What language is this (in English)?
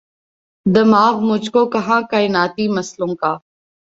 Urdu